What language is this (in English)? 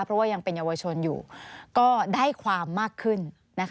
Thai